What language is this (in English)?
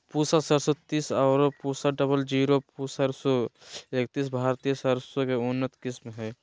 Magahi